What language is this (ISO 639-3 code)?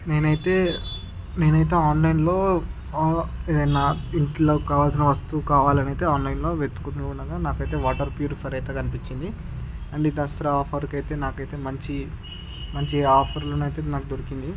tel